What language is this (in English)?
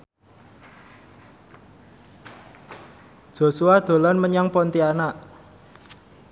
Javanese